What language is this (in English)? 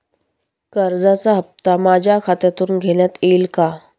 Marathi